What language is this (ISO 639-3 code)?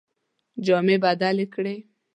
pus